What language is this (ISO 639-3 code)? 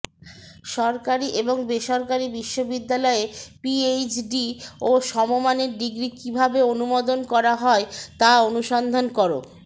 ben